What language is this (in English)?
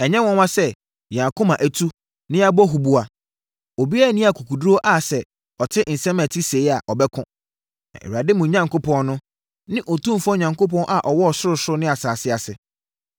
Akan